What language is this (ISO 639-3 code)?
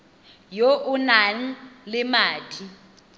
tsn